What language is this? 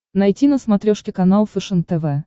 Russian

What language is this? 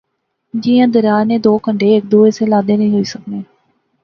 Pahari-Potwari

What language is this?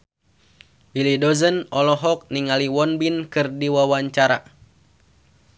Sundanese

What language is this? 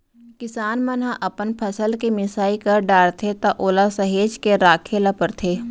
Chhattisgarhi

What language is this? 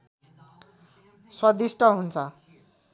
Nepali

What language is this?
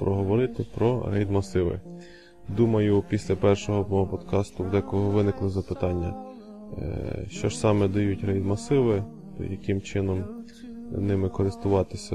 Ukrainian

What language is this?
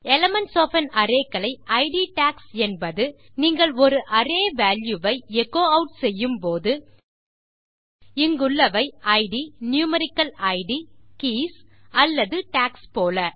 Tamil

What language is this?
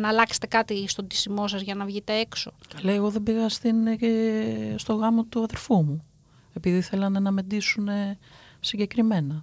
Greek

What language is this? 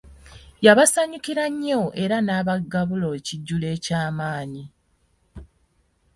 Ganda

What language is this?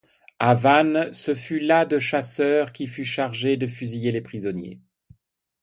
French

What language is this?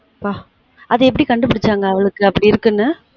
Tamil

